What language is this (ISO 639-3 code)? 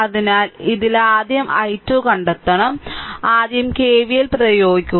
mal